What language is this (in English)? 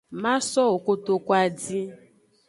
Aja (Benin)